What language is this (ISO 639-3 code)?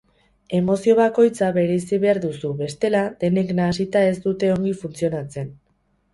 eus